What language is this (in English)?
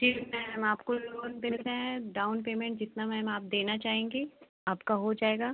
Hindi